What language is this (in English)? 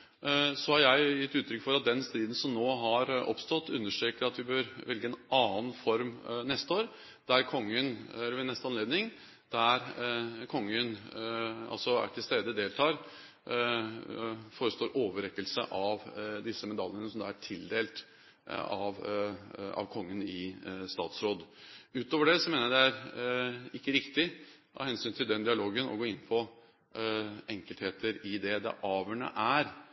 Norwegian Bokmål